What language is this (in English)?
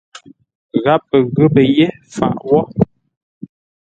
Ngombale